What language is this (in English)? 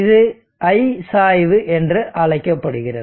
Tamil